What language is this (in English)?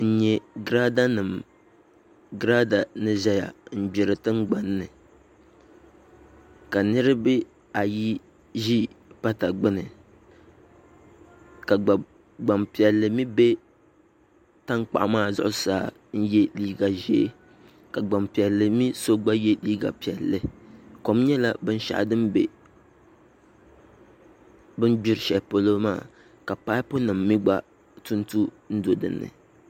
Dagbani